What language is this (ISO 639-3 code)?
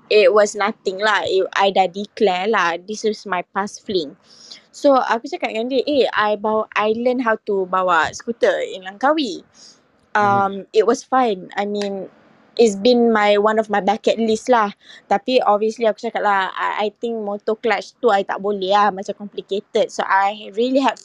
msa